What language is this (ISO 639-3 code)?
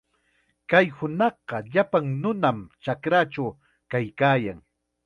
qxa